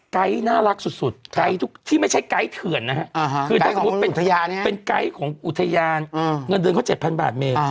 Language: Thai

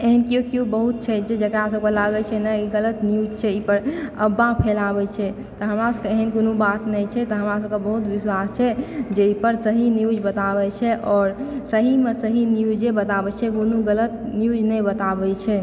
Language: Maithili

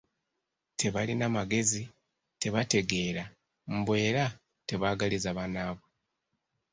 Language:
Ganda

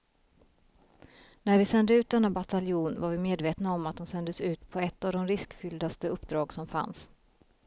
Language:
Swedish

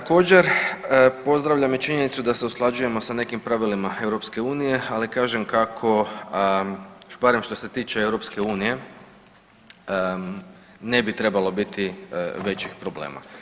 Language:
Croatian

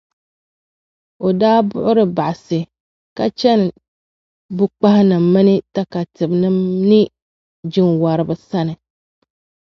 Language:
Dagbani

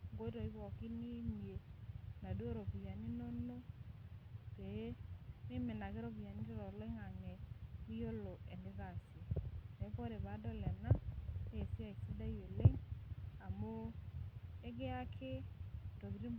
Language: Masai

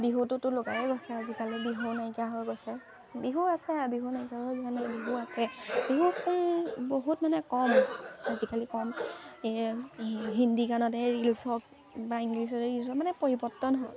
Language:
Assamese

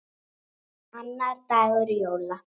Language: Icelandic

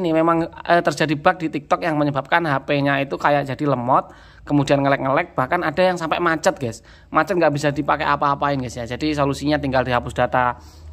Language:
Indonesian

